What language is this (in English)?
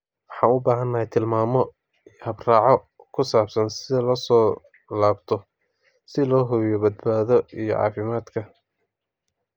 Somali